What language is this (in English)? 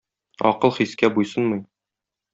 Tatar